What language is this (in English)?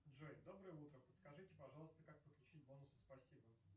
Russian